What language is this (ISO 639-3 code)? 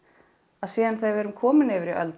isl